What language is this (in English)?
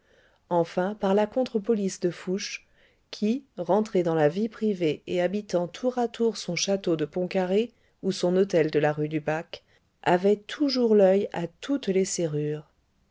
French